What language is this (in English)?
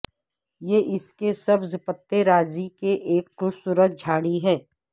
Urdu